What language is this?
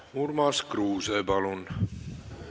Estonian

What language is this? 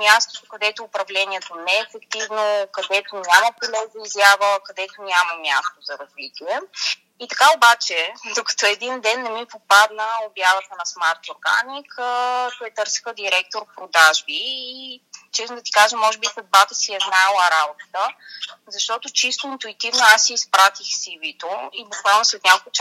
Bulgarian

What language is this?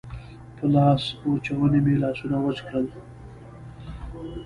Pashto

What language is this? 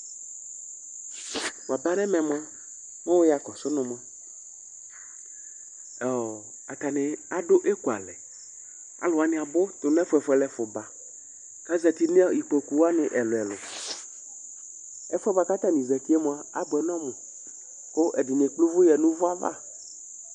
Ikposo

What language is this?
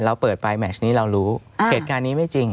Thai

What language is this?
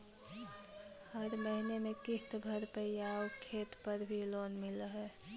Magahi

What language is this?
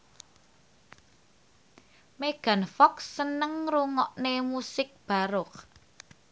Javanese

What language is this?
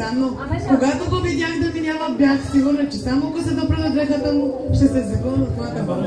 Bulgarian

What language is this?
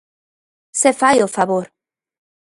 Galician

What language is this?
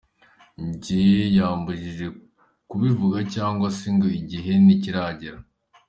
Kinyarwanda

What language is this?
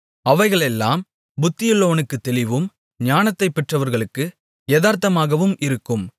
Tamil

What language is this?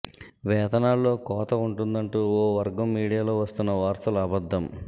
Telugu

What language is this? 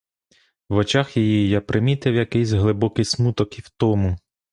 Ukrainian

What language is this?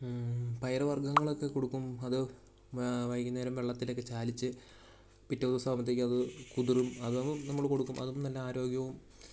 Malayalam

